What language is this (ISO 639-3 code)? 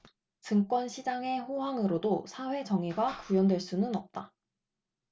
kor